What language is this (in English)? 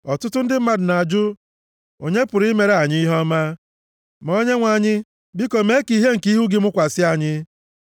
Igbo